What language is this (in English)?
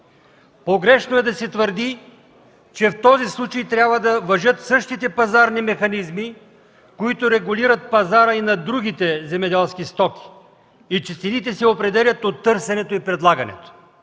Bulgarian